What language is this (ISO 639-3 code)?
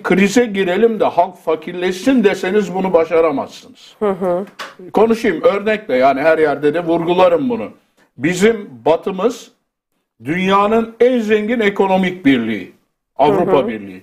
tur